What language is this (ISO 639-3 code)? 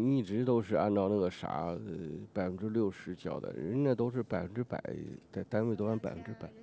zho